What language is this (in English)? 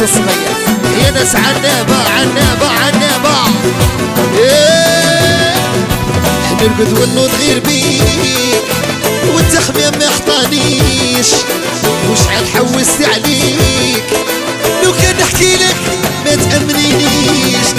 Arabic